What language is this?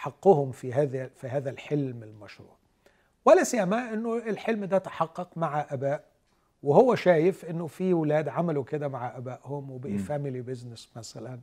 Arabic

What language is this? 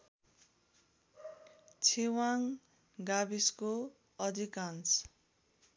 Nepali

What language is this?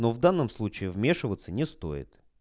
Russian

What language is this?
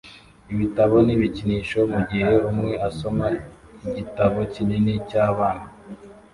Kinyarwanda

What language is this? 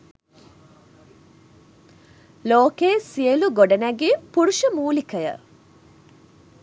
Sinhala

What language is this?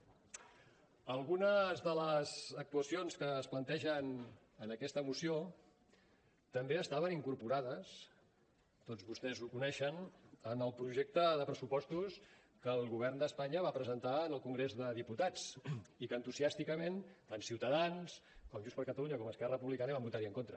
Catalan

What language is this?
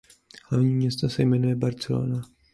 Czech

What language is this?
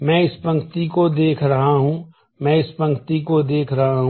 Hindi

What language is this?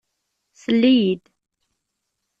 Kabyle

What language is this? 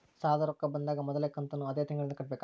Kannada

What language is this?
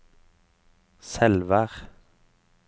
Norwegian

